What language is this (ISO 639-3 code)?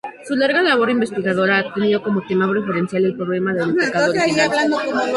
spa